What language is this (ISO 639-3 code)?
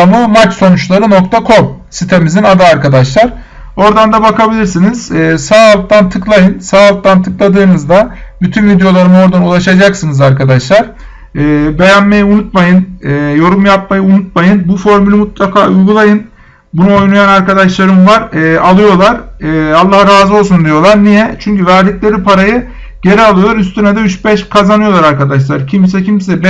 tur